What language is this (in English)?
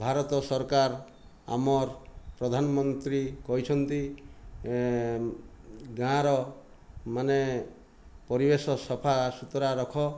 Odia